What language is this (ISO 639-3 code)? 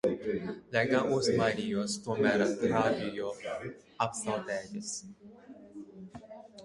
lav